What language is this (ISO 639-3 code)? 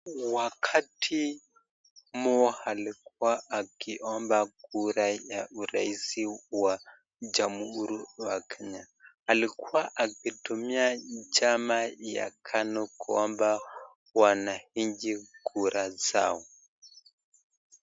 swa